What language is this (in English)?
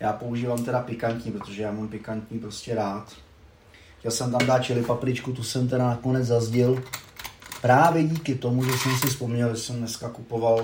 Czech